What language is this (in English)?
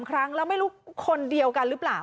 Thai